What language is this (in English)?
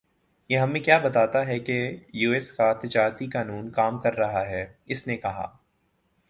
Urdu